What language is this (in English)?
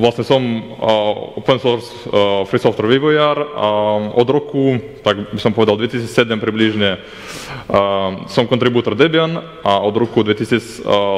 Ukrainian